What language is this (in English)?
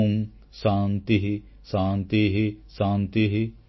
Odia